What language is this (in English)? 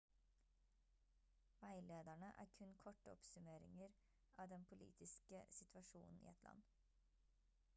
Norwegian Bokmål